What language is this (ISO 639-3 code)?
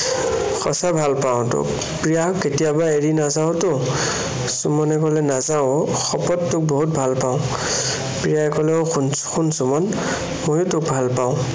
asm